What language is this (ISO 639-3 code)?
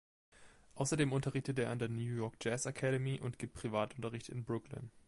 deu